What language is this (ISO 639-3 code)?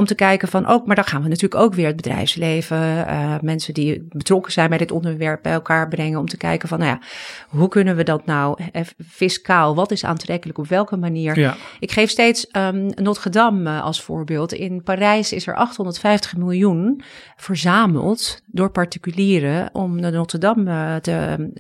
nld